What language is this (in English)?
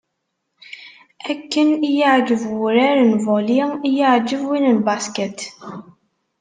Kabyle